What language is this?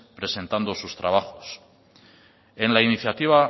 Spanish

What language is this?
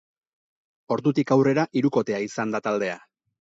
Basque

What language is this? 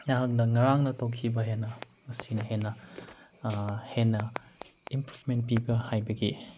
Manipuri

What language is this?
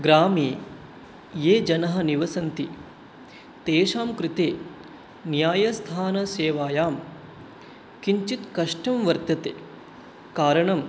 Sanskrit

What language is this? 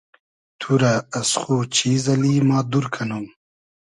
Hazaragi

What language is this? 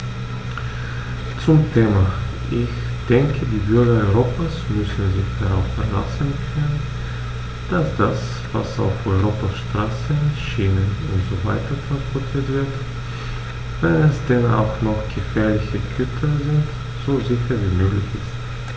German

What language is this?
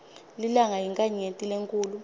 Swati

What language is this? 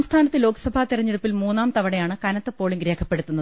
Malayalam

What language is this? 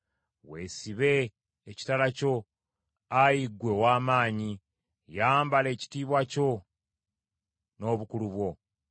Ganda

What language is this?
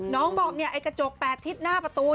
Thai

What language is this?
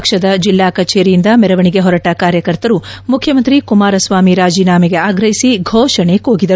Kannada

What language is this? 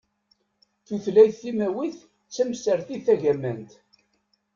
Kabyle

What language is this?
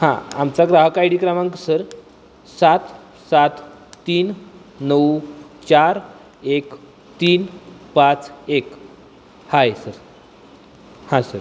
Marathi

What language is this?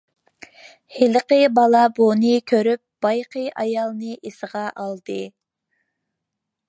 Uyghur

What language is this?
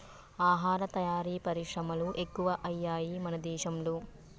Telugu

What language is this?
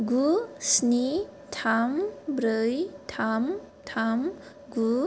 Bodo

